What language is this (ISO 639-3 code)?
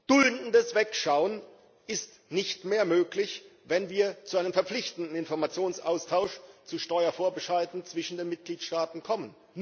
deu